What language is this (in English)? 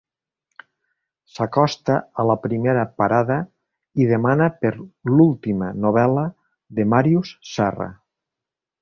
Catalan